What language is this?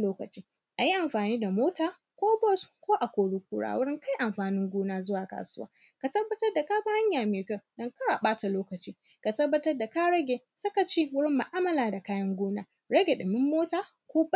Hausa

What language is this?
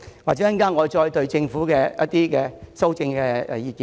Cantonese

